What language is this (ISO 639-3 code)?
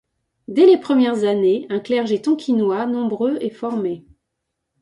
fra